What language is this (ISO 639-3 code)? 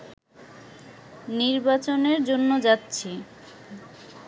ben